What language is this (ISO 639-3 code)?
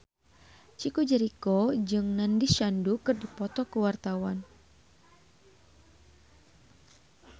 sun